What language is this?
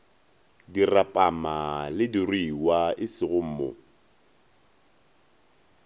Northern Sotho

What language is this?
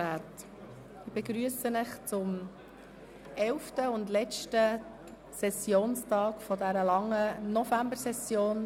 Swiss German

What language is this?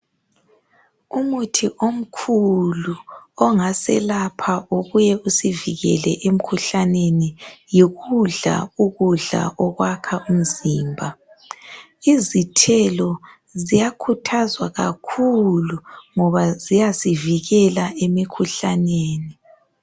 North Ndebele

